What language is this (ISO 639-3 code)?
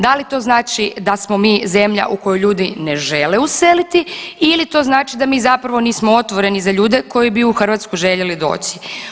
hrv